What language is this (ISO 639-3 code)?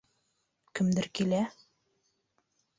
bak